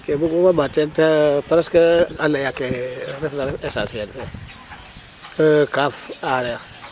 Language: Serer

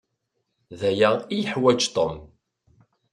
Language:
Kabyle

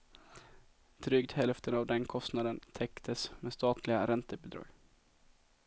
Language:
Swedish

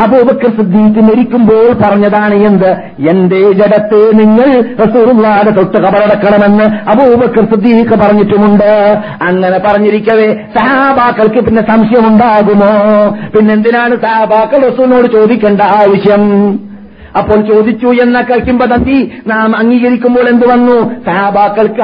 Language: Malayalam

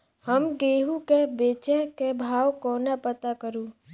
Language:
Maithili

